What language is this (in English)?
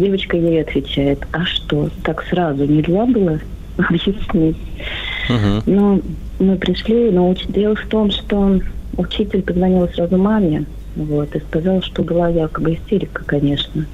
Russian